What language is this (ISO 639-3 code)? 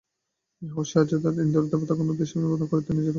ben